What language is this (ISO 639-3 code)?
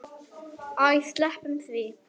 isl